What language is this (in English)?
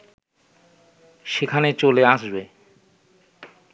Bangla